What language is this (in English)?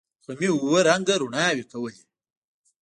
Pashto